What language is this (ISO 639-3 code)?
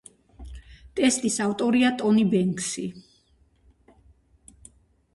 kat